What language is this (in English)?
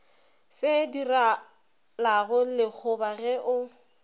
Northern Sotho